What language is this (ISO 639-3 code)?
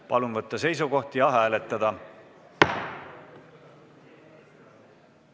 est